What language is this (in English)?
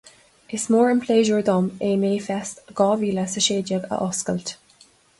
Irish